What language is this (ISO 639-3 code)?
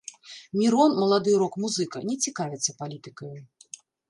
bel